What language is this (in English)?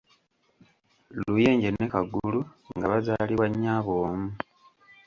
Ganda